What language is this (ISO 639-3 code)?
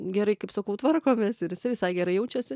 lit